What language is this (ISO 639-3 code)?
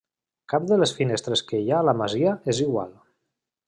cat